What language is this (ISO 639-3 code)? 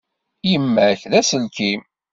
kab